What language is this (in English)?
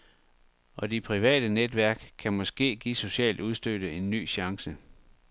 Danish